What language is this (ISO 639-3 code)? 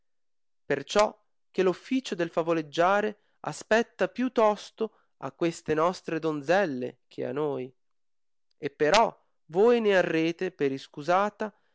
ita